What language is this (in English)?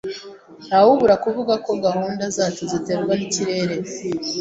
Kinyarwanda